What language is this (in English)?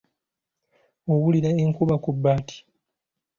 Ganda